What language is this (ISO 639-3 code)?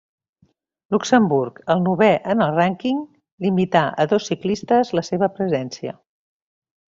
cat